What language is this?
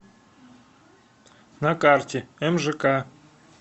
Russian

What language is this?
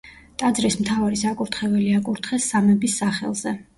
Georgian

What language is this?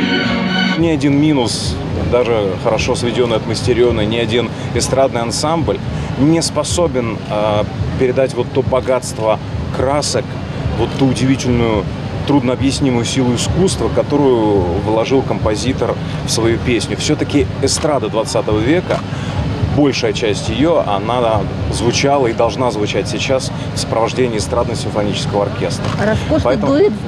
Russian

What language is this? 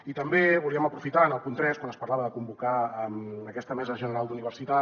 Catalan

